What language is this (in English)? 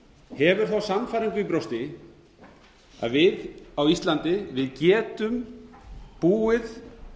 Icelandic